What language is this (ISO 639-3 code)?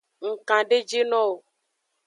ajg